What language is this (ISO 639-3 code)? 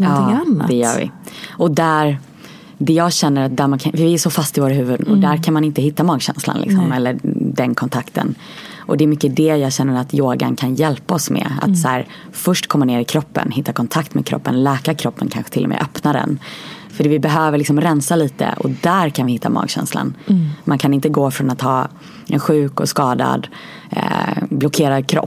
swe